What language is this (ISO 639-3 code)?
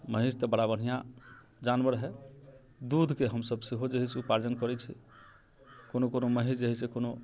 mai